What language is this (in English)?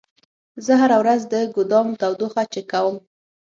Pashto